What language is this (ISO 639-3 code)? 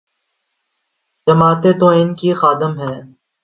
urd